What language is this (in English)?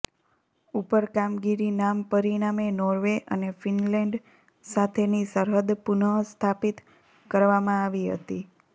Gujarati